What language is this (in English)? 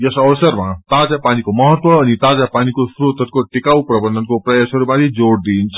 Nepali